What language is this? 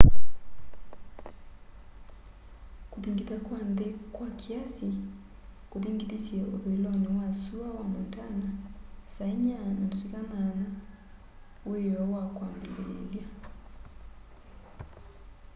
Kamba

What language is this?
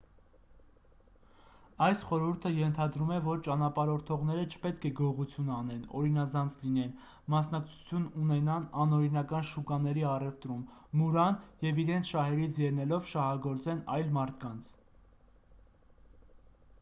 Armenian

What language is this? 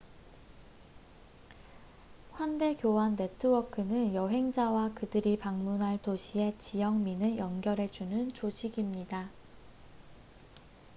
Korean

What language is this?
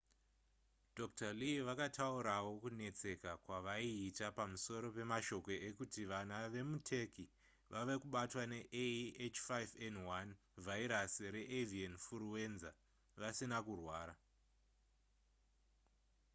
Shona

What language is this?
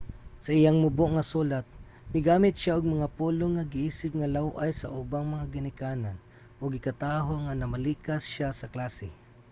Cebuano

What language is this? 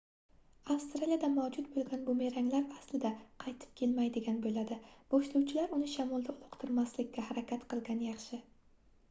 Uzbek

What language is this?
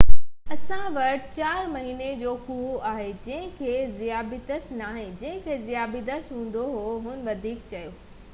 Sindhi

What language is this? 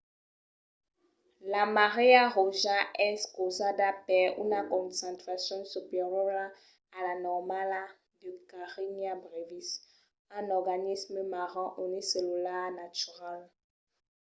Occitan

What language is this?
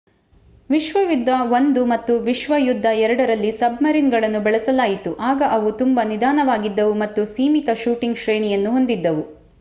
Kannada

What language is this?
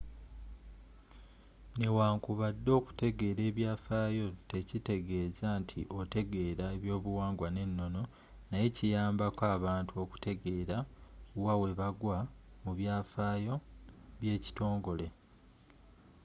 Ganda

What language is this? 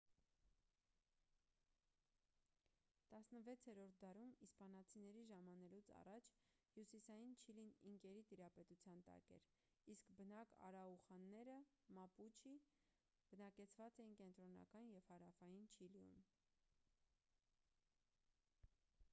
Armenian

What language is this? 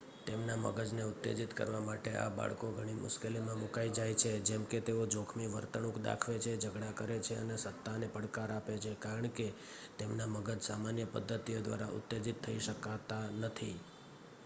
Gujarati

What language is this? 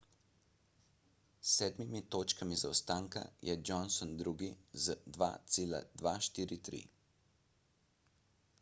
Slovenian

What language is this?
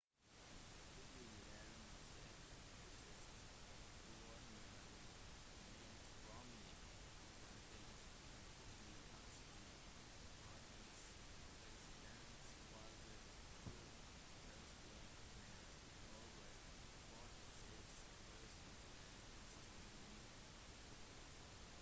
Norwegian Bokmål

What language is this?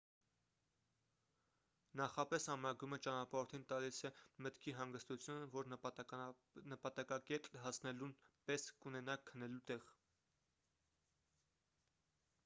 Armenian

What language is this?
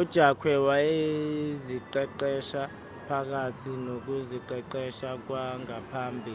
Zulu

